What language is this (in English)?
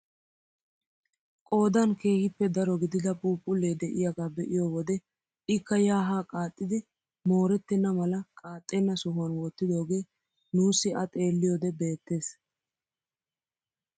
Wolaytta